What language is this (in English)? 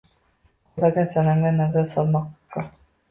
Uzbek